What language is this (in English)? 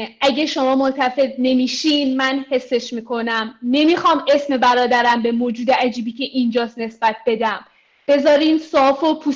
Persian